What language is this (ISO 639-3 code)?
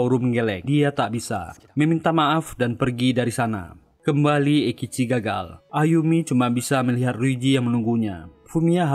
ind